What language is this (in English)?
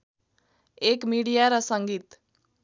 Nepali